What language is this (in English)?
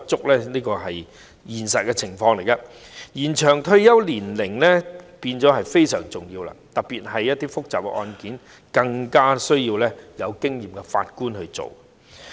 Cantonese